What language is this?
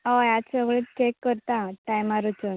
Konkani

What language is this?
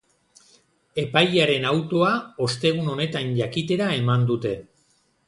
Basque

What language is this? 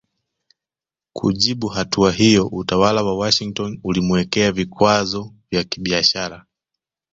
Swahili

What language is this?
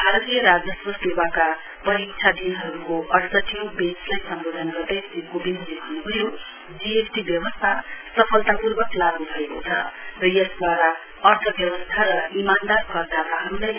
Nepali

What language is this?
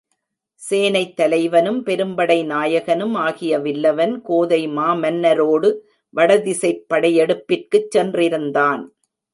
Tamil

